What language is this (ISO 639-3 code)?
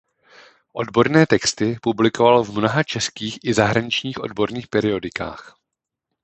ces